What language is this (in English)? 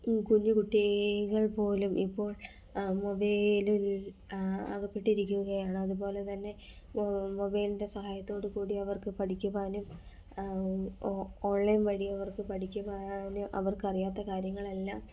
Malayalam